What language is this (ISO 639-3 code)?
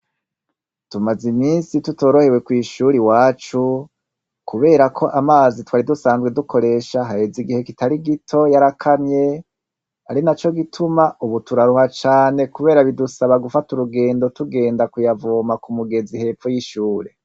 run